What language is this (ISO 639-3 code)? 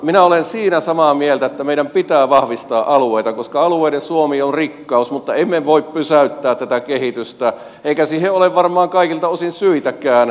fin